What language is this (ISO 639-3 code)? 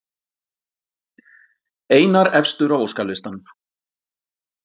isl